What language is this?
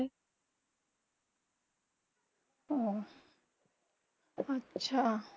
Bangla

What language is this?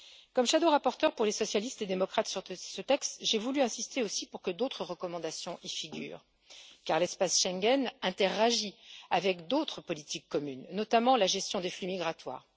French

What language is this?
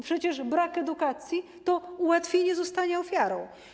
Polish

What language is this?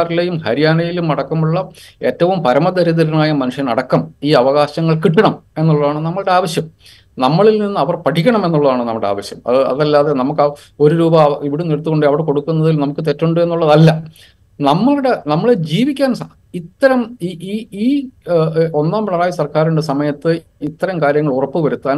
Malayalam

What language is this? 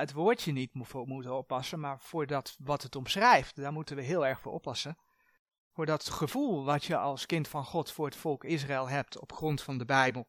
Dutch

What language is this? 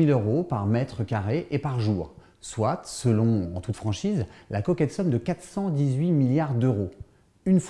French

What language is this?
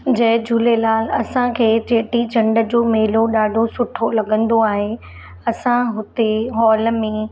Sindhi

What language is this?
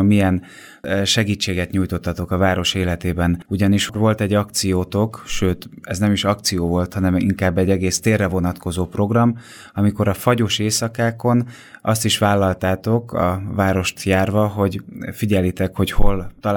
Hungarian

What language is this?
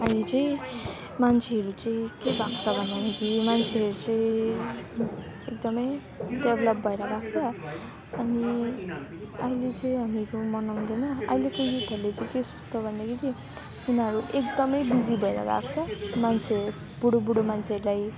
Nepali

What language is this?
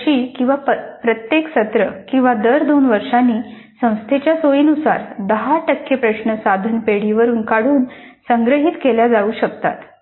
Marathi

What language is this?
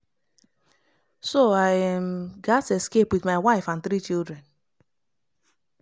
Nigerian Pidgin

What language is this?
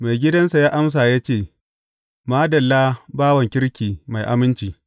Hausa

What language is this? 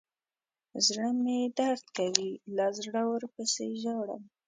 Pashto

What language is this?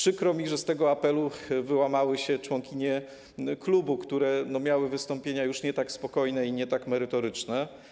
Polish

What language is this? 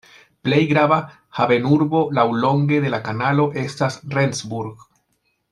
Esperanto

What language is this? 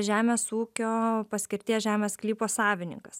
Lithuanian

